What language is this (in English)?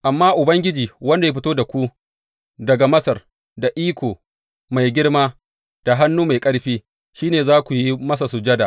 Hausa